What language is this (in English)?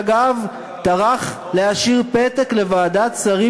Hebrew